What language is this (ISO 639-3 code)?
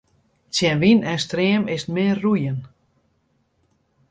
fry